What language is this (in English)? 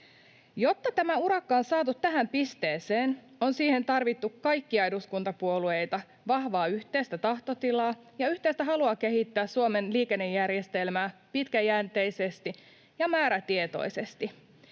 Finnish